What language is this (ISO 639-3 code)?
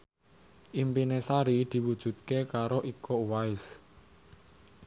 jav